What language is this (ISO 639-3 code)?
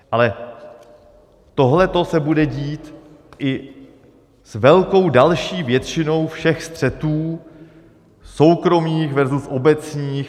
ces